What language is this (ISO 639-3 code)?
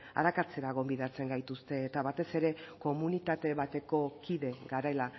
eus